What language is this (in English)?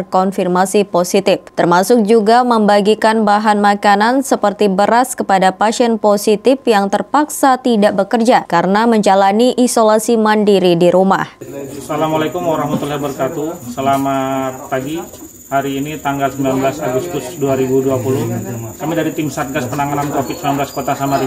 Indonesian